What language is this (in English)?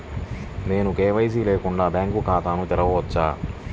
Telugu